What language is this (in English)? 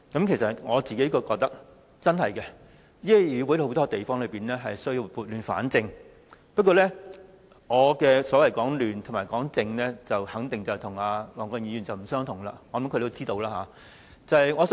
Cantonese